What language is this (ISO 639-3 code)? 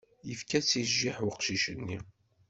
kab